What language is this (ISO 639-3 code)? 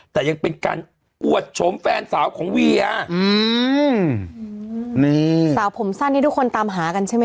tha